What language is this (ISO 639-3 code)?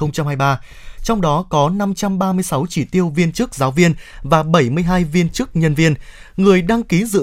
vie